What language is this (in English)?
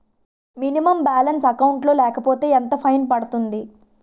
Telugu